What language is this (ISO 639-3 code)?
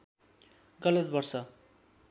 nep